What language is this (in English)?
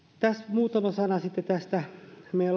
Finnish